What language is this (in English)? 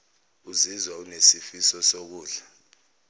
Zulu